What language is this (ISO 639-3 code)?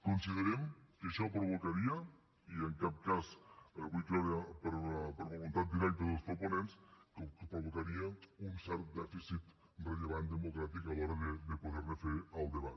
cat